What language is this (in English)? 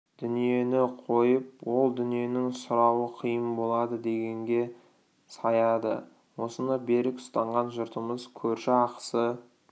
Kazakh